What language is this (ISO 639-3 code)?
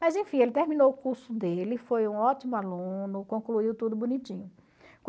por